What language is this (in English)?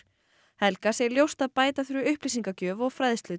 Icelandic